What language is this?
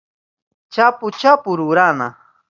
Southern Pastaza Quechua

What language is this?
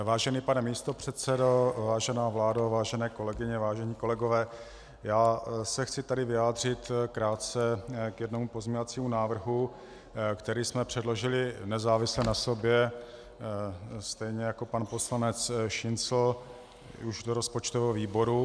Czech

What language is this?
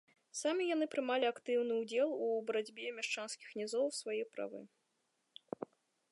Belarusian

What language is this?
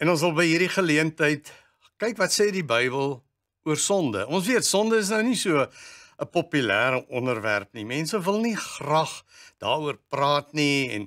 Dutch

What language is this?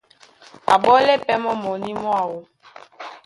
Duala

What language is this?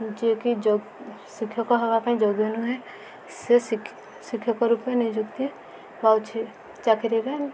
Odia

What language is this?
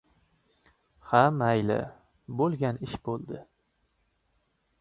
Uzbek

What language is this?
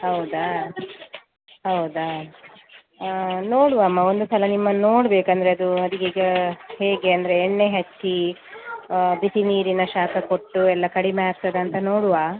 Kannada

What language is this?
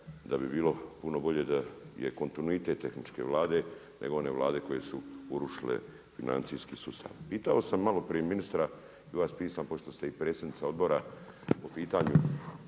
Croatian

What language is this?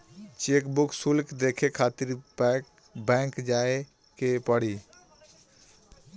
Bhojpuri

